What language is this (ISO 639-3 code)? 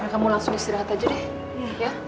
ind